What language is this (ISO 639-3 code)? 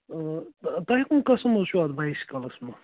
kas